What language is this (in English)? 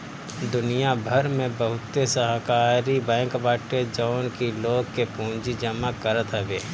Bhojpuri